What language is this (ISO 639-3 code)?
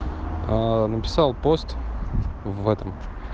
rus